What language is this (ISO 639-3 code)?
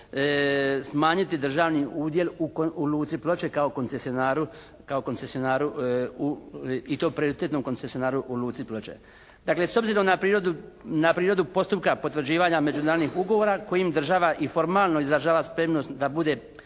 hrv